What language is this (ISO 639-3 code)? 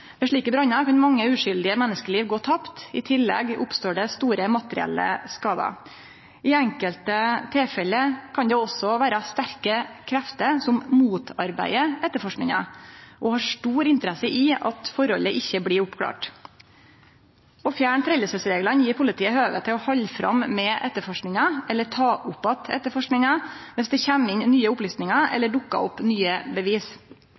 nno